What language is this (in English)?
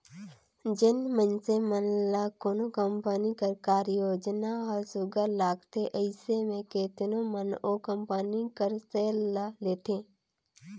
Chhattisgarhi